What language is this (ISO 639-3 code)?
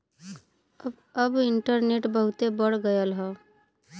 bho